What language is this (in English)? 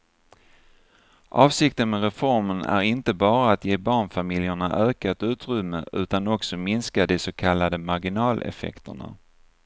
Swedish